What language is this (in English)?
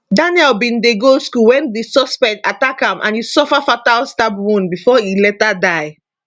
Nigerian Pidgin